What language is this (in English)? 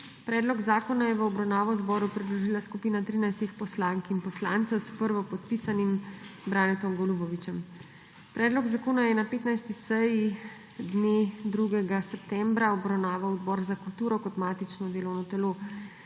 Slovenian